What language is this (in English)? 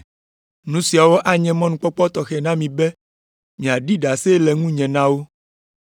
Ewe